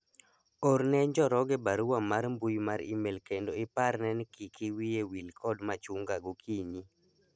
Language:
Luo (Kenya and Tanzania)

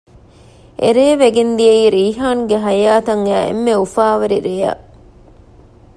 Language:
Divehi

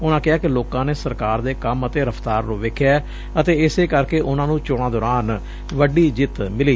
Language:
Punjabi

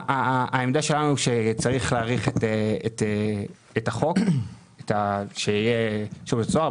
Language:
Hebrew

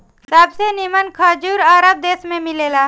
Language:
Bhojpuri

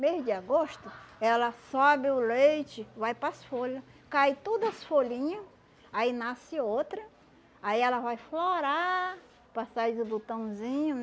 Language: Portuguese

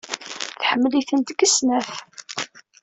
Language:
Kabyle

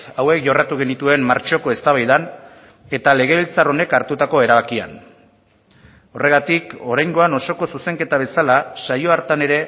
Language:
Basque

